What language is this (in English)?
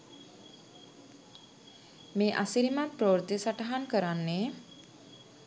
Sinhala